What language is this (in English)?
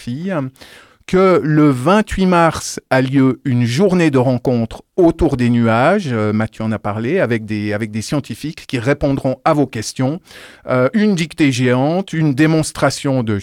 French